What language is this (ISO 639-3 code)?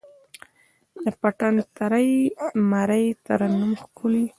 pus